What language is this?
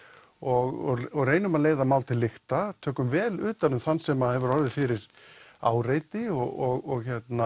Icelandic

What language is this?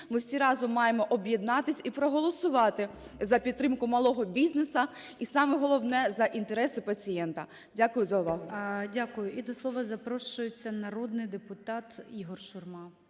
Ukrainian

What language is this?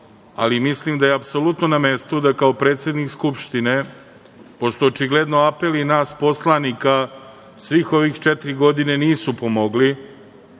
Serbian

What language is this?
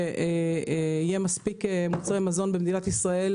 Hebrew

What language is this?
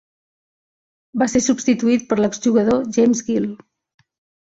Catalan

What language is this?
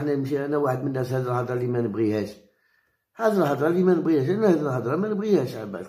Arabic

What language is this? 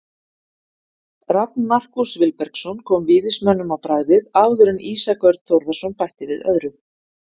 Icelandic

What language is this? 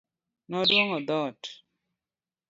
Luo (Kenya and Tanzania)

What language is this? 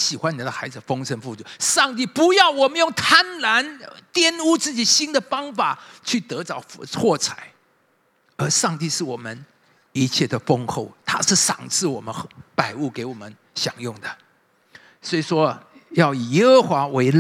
Chinese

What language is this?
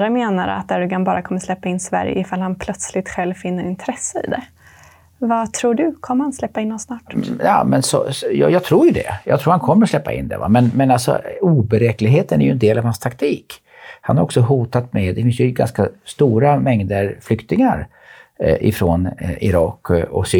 Swedish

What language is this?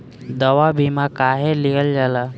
Bhojpuri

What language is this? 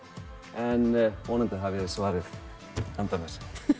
Icelandic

